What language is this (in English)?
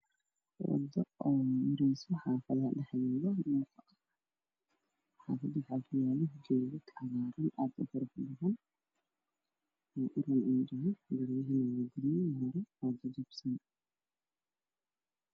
Somali